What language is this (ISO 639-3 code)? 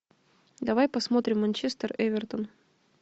rus